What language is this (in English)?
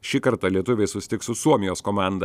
Lithuanian